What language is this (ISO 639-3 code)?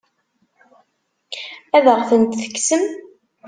kab